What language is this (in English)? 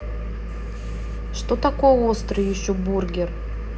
Russian